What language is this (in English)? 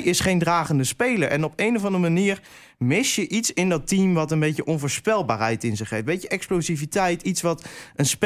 Dutch